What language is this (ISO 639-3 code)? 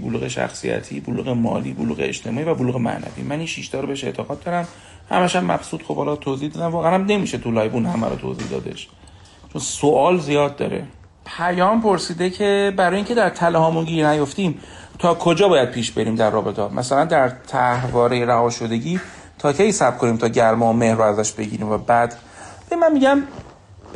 fas